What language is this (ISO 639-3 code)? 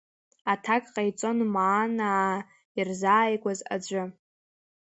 abk